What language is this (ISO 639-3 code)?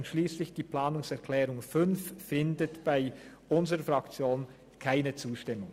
gsw